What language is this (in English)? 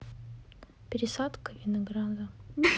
Russian